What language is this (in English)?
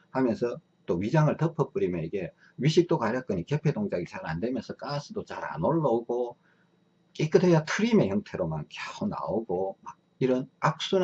Korean